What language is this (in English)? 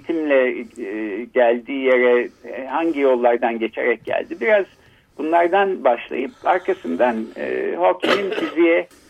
Turkish